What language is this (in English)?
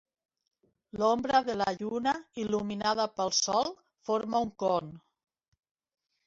Catalan